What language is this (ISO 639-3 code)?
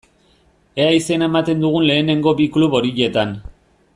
eus